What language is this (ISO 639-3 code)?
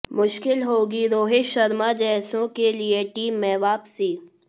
hin